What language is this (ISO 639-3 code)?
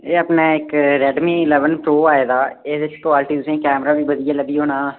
doi